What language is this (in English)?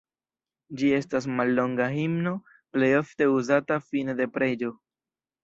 Esperanto